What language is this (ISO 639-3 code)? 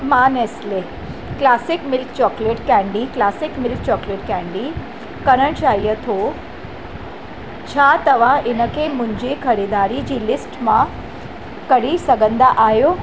snd